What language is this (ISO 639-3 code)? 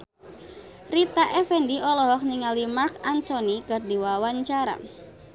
sun